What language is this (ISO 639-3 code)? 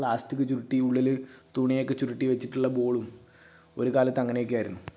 mal